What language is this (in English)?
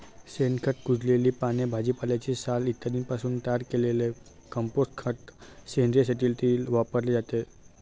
Marathi